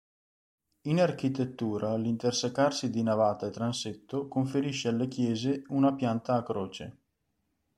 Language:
Italian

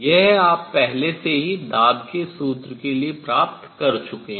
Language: Hindi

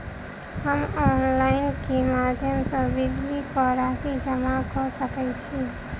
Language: Maithili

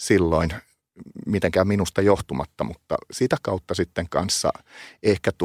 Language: Finnish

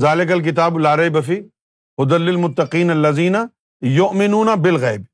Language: Urdu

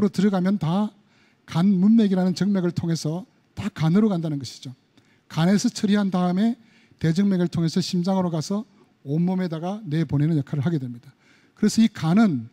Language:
Korean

